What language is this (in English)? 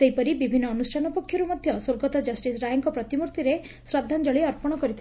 Odia